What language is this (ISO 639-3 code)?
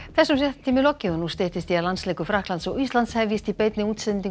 isl